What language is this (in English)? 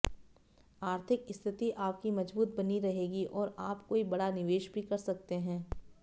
Hindi